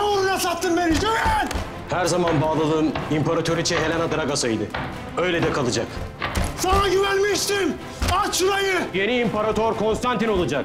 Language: Turkish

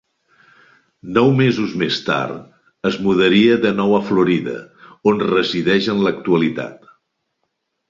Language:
Catalan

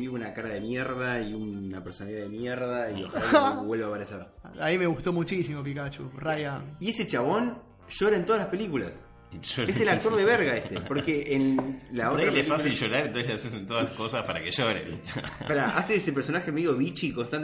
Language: Spanish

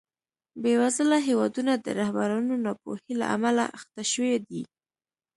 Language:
Pashto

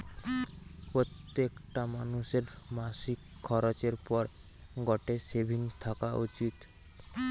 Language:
Bangla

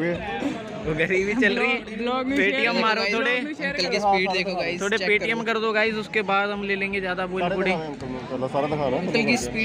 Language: Hindi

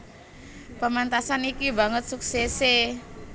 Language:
Javanese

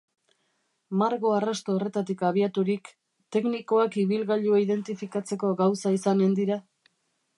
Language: Basque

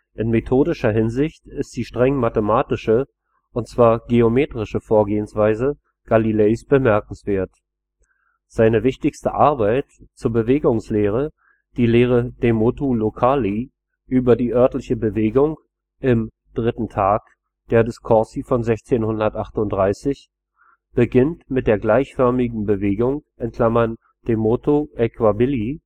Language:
German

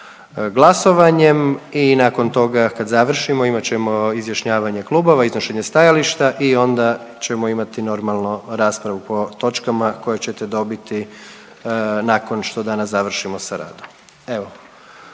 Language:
Croatian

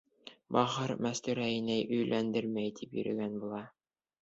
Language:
Bashkir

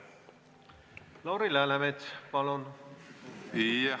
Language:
Estonian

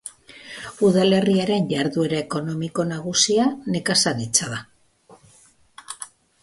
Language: Basque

